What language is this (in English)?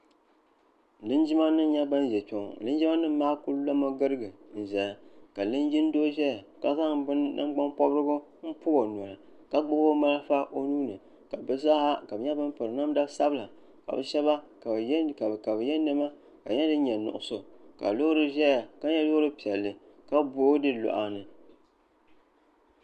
Dagbani